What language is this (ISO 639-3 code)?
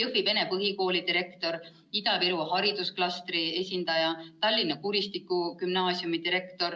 est